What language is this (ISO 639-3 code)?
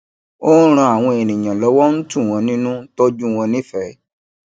yor